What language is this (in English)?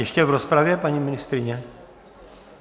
Czech